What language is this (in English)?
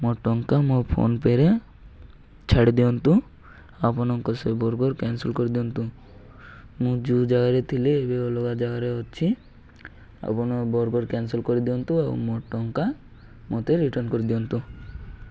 Odia